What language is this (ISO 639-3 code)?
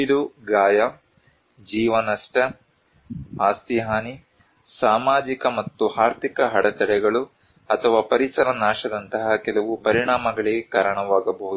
kan